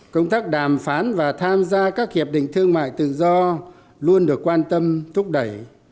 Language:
Vietnamese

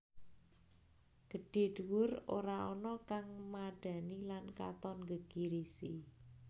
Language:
Javanese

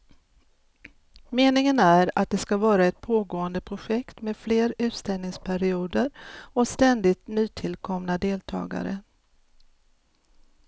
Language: Swedish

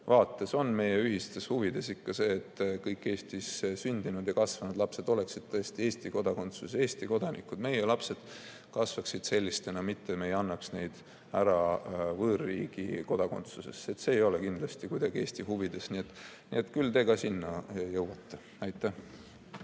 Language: Estonian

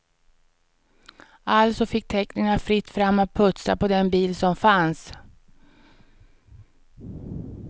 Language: Swedish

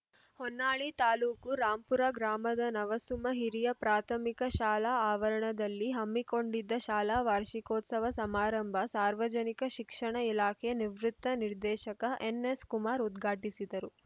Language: Kannada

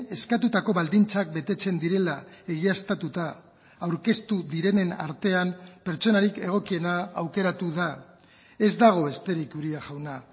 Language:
Basque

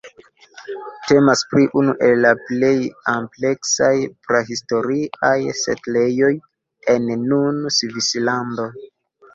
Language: Esperanto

